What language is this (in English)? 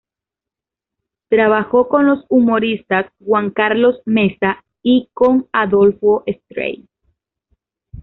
Spanish